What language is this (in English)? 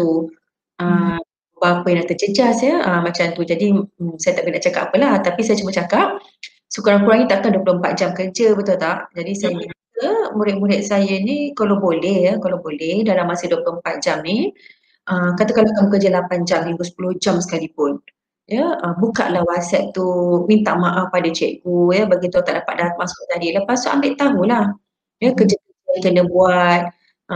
Malay